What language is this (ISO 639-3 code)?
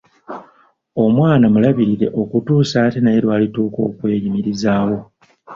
lug